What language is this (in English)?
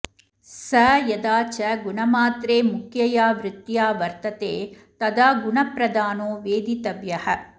Sanskrit